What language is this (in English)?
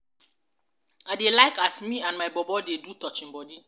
Nigerian Pidgin